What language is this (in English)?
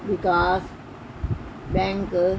Punjabi